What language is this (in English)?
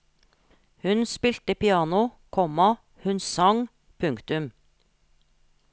Norwegian